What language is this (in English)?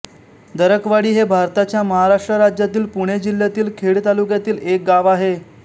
Marathi